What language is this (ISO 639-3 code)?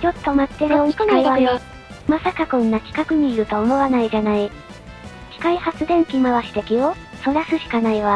jpn